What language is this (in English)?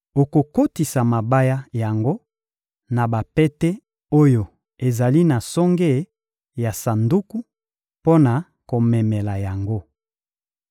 Lingala